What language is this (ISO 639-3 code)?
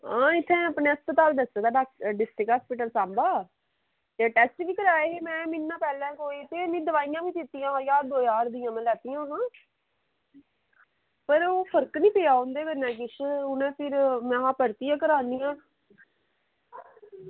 doi